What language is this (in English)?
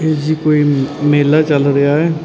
Punjabi